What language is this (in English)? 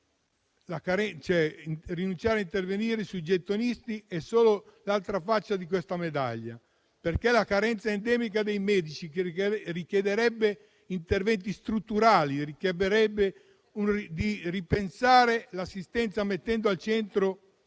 Italian